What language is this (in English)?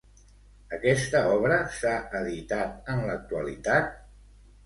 Catalan